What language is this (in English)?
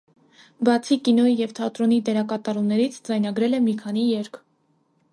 Armenian